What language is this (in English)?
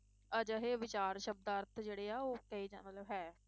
Punjabi